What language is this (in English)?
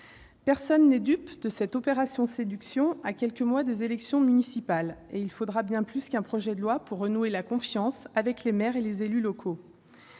French